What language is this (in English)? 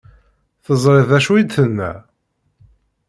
Kabyle